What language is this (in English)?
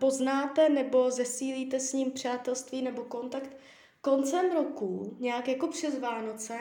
Czech